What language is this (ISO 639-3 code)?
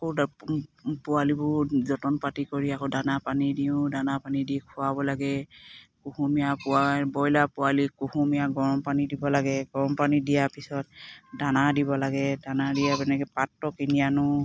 asm